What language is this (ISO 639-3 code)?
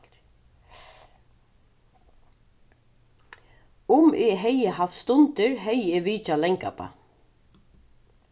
fao